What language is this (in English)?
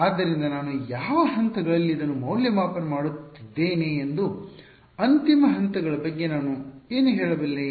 Kannada